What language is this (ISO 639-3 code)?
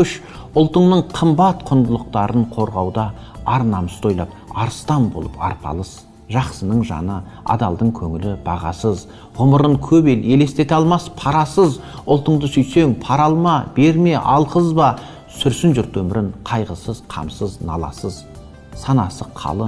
tur